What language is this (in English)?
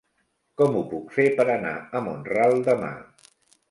Catalan